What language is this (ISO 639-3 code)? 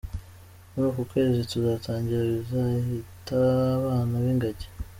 kin